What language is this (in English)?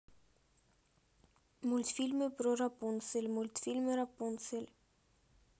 Russian